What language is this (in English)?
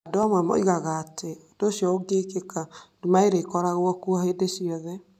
Kikuyu